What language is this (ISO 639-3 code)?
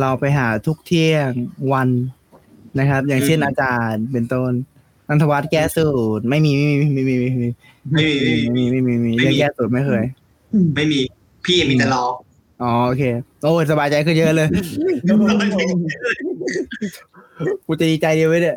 tha